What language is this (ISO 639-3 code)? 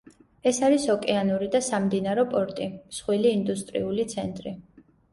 kat